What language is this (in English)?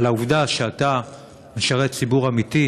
Hebrew